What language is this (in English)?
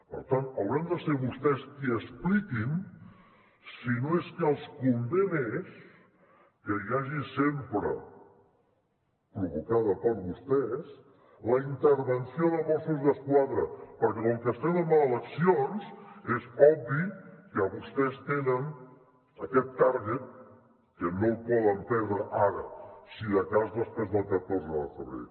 Catalan